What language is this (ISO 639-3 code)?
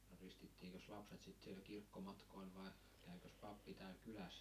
fin